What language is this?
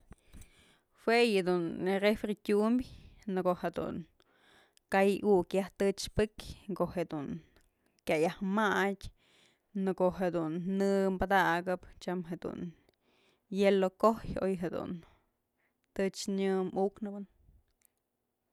Mazatlán Mixe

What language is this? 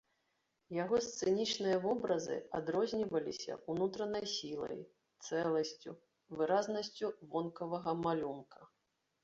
Belarusian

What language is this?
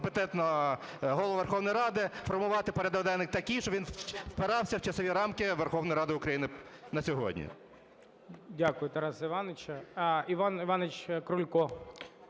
Ukrainian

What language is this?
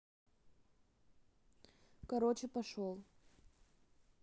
Russian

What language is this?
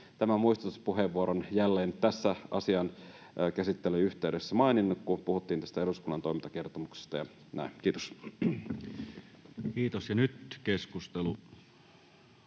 Finnish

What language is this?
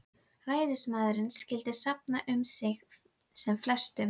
Icelandic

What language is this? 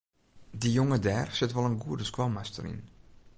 Western Frisian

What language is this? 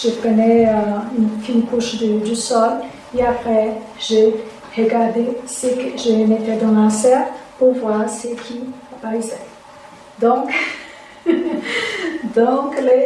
French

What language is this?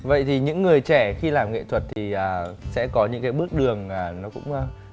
Vietnamese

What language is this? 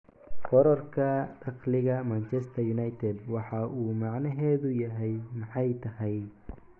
Somali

